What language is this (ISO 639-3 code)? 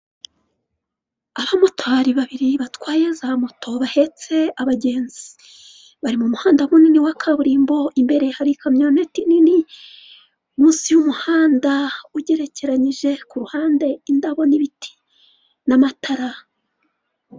kin